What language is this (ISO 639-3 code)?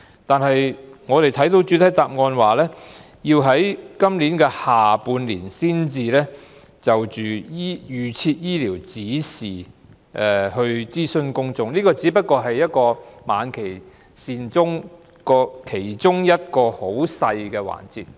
yue